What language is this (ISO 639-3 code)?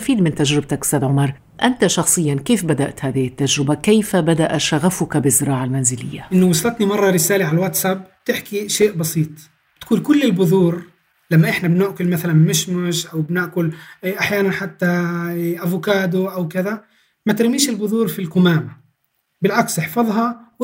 ara